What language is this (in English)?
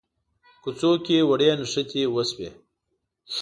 Pashto